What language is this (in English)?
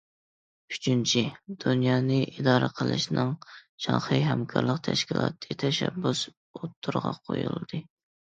Uyghur